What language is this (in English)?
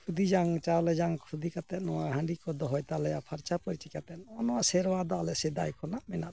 Santali